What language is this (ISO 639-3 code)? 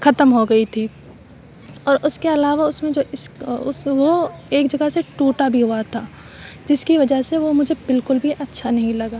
urd